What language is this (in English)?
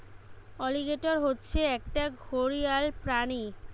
Bangla